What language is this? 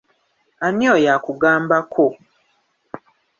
Ganda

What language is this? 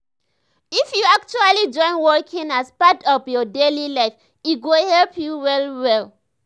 Nigerian Pidgin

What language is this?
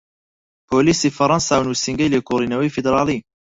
Central Kurdish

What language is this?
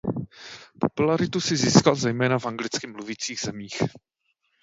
Czech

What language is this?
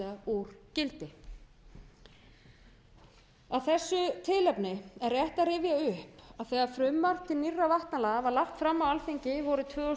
Icelandic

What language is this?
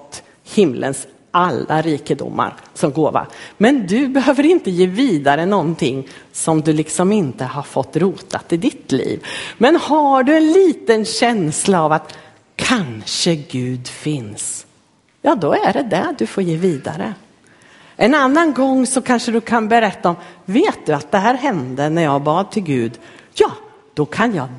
Swedish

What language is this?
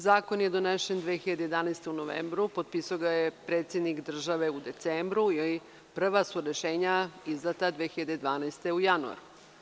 Serbian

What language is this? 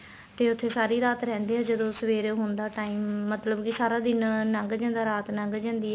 Punjabi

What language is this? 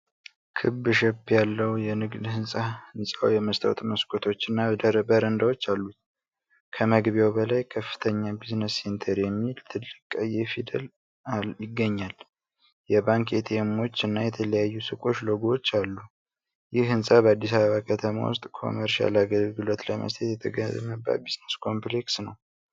Amharic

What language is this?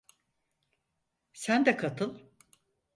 Turkish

